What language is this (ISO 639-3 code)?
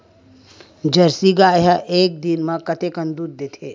hne